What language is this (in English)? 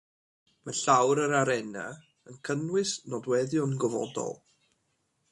Welsh